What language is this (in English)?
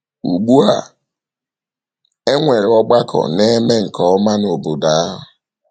Igbo